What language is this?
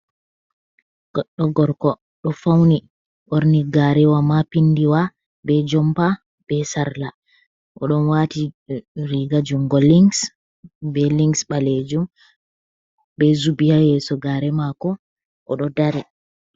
Fula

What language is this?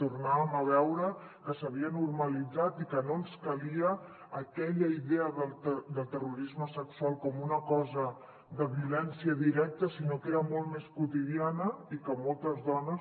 Catalan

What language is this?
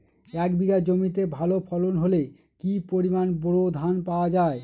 Bangla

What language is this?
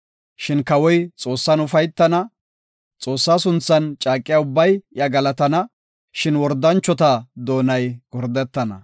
Gofa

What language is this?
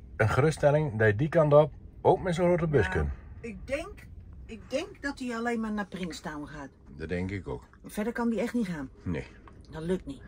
Dutch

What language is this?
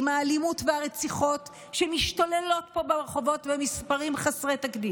Hebrew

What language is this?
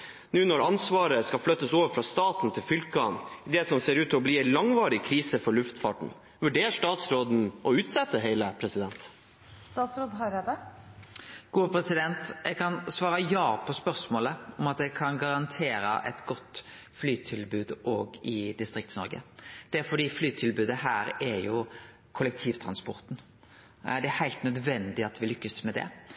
Norwegian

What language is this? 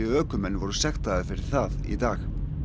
Icelandic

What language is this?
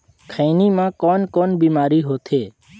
Chhattisgarhi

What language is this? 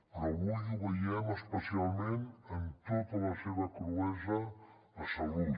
Catalan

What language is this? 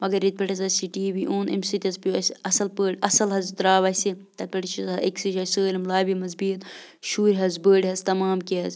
Kashmiri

